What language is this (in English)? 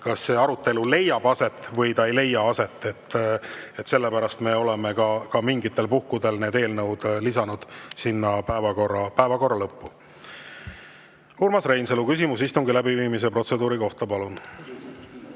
Estonian